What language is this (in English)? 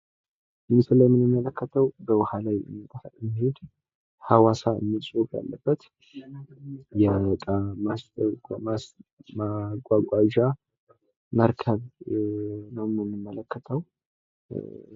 Amharic